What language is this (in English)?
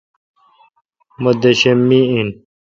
Kalkoti